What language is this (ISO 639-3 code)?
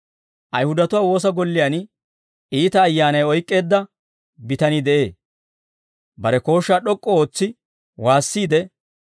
dwr